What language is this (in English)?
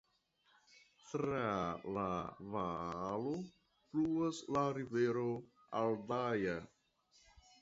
Esperanto